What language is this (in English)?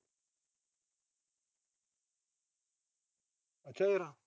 Punjabi